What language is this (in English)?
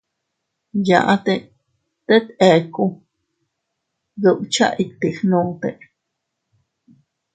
Teutila Cuicatec